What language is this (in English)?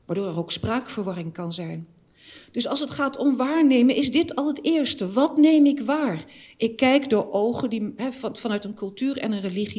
Dutch